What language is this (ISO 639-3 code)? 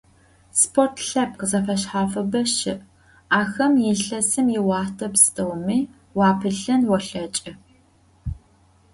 ady